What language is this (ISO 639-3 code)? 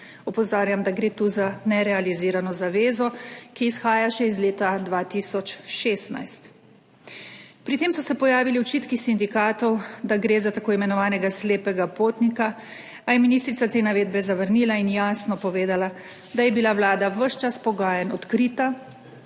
slv